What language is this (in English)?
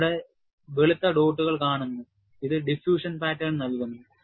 Malayalam